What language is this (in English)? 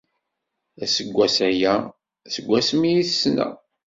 Kabyle